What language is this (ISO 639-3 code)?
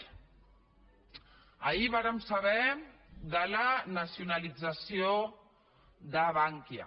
cat